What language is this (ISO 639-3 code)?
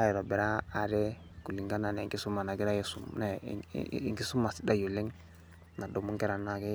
mas